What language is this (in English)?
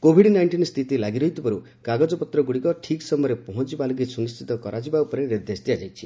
Odia